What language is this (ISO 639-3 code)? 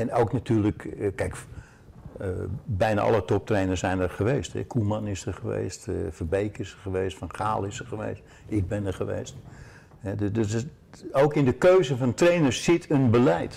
nld